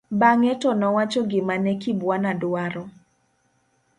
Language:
Luo (Kenya and Tanzania)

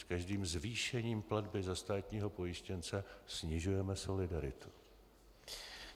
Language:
Czech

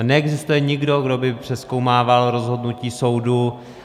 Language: Czech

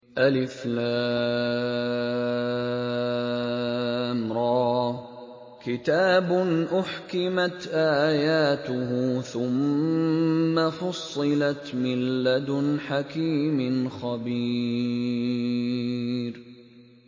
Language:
Arabic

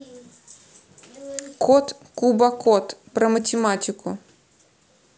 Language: Russian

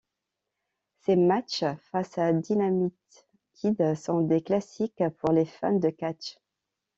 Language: French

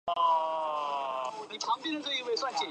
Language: Chinese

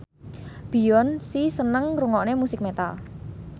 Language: Javanese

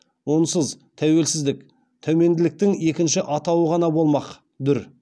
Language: Kazakh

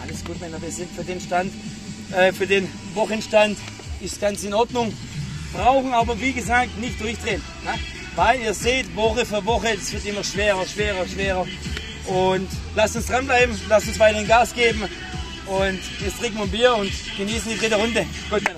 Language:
German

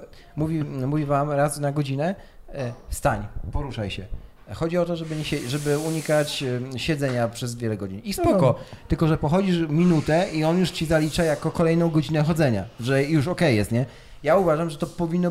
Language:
Polish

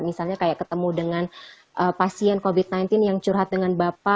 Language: Indonesian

